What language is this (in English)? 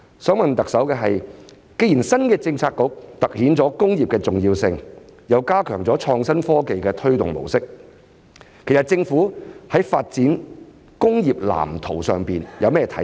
Cantonese